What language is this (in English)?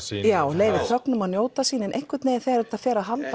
Icelandic